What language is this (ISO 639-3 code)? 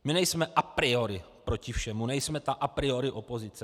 ces